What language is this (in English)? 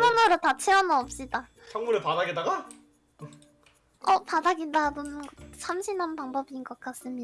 Korean